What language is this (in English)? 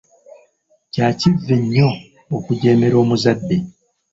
Ganda